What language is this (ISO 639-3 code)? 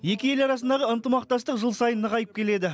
kaz